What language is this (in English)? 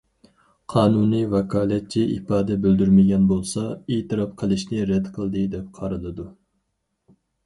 Uyghur